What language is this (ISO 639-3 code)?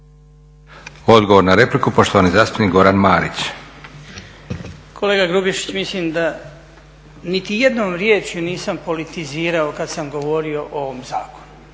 hrv